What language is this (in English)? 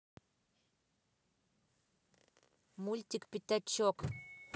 Russian